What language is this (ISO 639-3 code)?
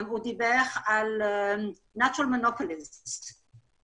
heb